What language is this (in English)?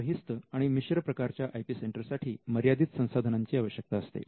Marathi